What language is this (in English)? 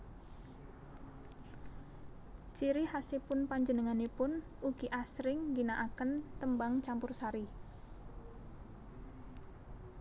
Javanese